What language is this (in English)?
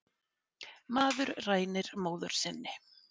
Icelandic